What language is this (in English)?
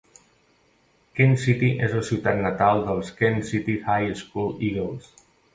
Catalan